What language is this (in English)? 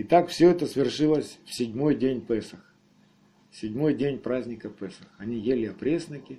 Russian